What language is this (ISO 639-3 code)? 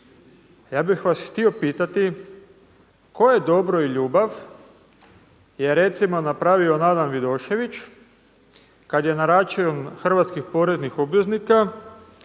hrv